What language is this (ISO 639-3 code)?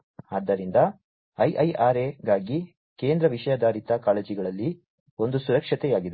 kan